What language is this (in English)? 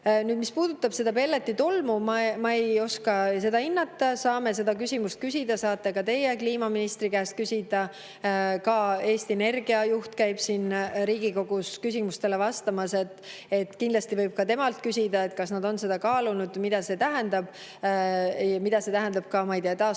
Estonian